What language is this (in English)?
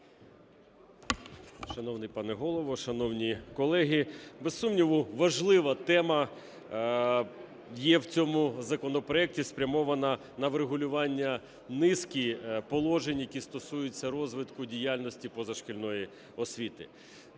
Ukrainian